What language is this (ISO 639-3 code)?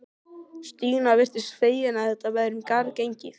isl